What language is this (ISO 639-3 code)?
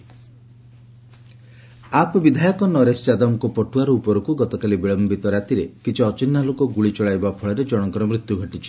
ori